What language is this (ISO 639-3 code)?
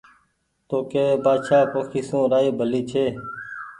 gig